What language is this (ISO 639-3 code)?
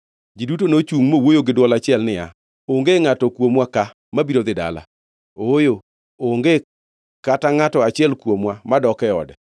luo